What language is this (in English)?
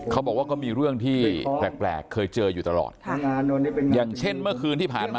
Thai